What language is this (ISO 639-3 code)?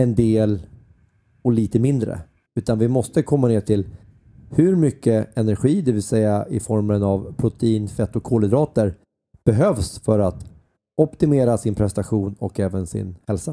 swe